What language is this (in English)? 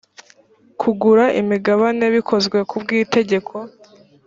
Kinyarwanda